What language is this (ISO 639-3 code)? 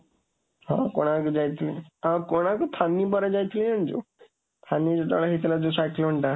ori